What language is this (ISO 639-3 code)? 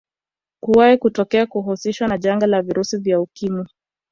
swa